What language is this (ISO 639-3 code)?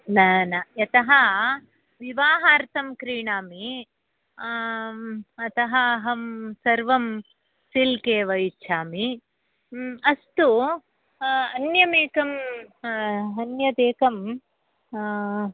san